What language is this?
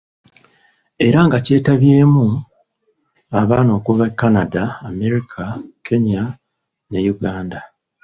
Ganda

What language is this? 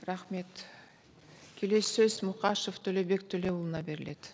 Kazakh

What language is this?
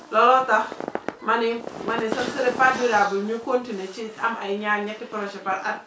Wolof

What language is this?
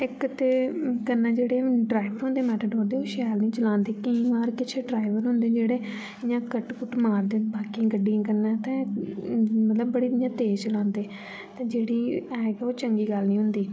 Dogri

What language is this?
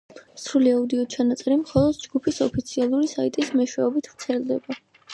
Georgian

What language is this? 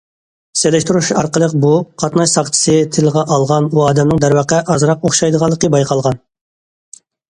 Uyghur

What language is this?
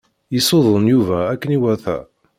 Kabyle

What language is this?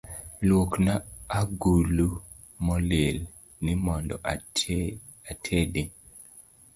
Luo (Kenya and Tanzania)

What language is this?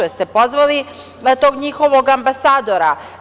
Serbian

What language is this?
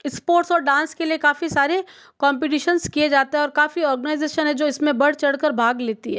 Hindi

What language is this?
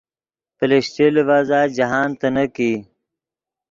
Yidgha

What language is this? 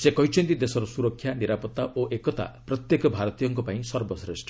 Odia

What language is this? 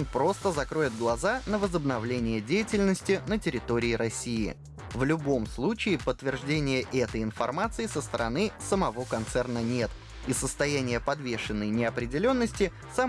Russian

